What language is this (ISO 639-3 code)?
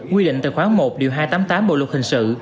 vie